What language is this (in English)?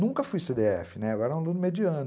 Portuguese